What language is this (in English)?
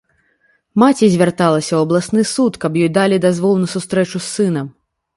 Belarusian